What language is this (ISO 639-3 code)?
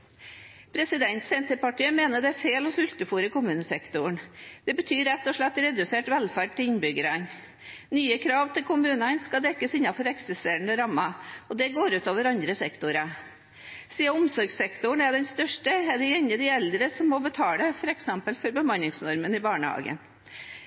nob